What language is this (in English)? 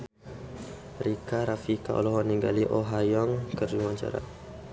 Sundanese